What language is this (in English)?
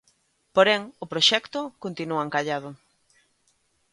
Galician